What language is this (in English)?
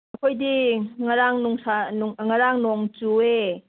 Manipuri